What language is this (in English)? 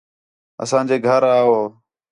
Khetrani